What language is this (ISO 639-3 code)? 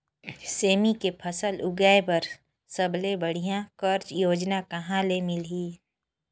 hne